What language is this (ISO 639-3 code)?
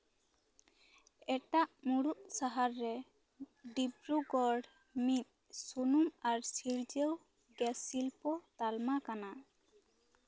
sat